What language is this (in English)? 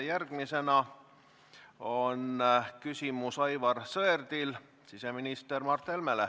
Estonian